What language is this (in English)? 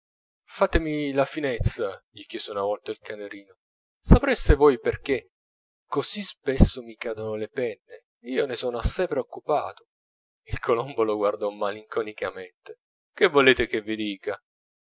Italian